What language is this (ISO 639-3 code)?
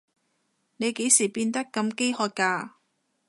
yue